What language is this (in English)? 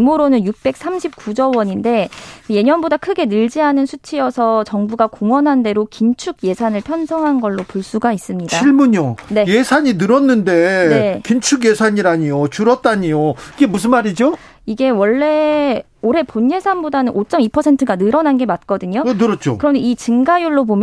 Korean